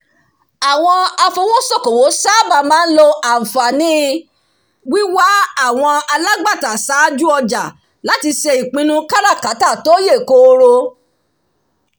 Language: Yoruba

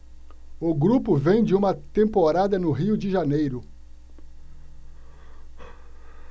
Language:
Portuguese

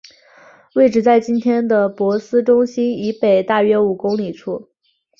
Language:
Chinese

